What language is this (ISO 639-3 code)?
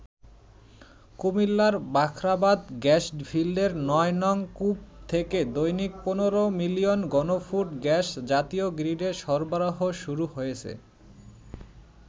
ben